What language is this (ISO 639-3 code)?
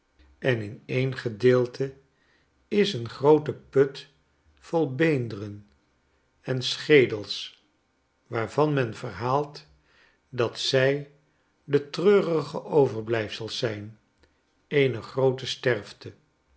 nld